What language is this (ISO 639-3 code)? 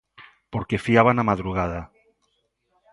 glg